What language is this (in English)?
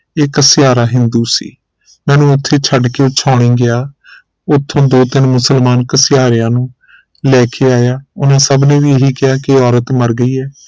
Punjabi